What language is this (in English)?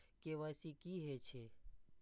Maithili